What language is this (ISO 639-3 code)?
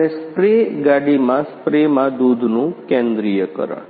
guj